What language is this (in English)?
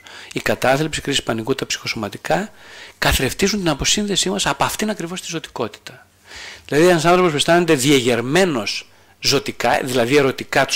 Greek